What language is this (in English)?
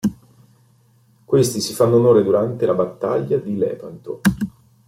Italian